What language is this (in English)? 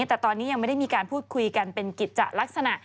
Thai